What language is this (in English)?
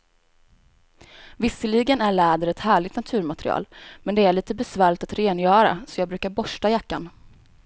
Swedish